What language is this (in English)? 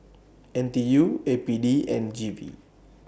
English